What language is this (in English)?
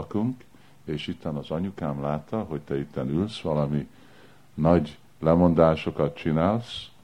Hungarian